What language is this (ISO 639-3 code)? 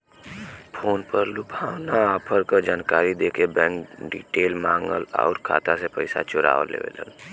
bho